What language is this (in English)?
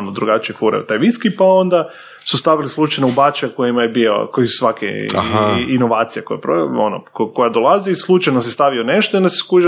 Croatian